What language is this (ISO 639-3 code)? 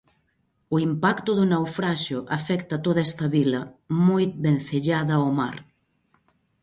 glg